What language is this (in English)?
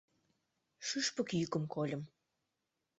Mari